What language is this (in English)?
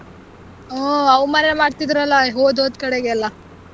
Kannada